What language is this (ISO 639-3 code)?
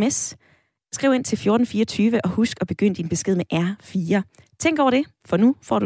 dan